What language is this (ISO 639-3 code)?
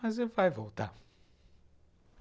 por